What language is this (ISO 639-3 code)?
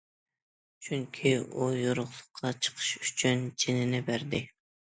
uig